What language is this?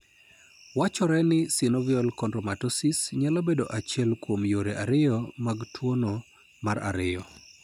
Luo (Kenya and Tanzania)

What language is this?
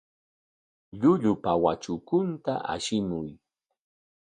Corongo Ancash Quechua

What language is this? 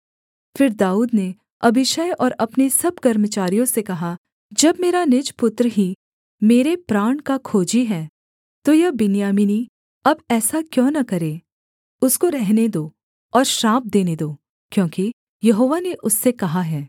Hindi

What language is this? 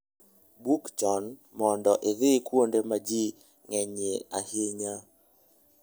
Luo (Kenya and Tanzania)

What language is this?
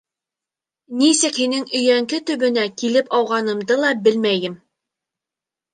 Bashkir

